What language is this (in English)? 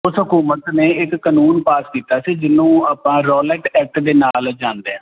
Punjabi